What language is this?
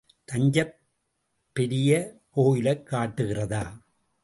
Tamil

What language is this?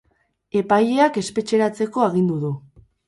Basque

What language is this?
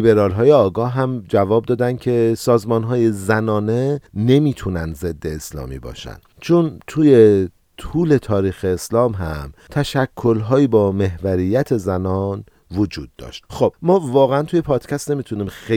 Persian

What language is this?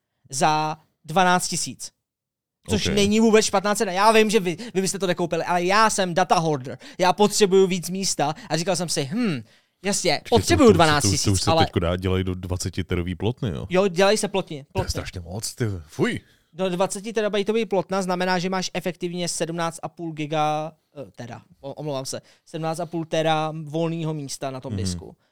Czech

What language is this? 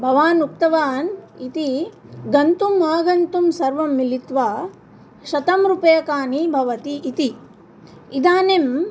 Sanskrit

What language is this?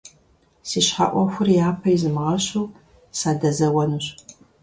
Kabardian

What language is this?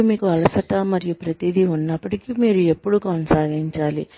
Telugu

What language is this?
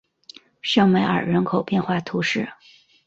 Chinese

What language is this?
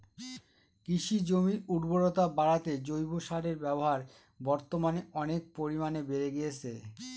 Bangla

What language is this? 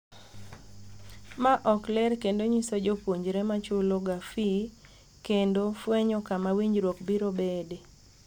Luo (Kenya and Tanzania)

